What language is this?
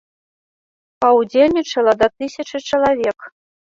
Belarusian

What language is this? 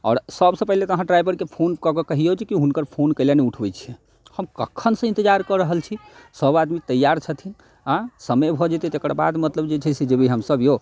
Maithili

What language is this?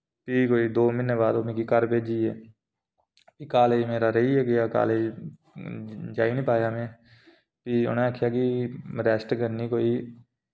Dogri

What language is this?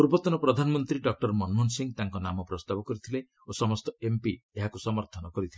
Odia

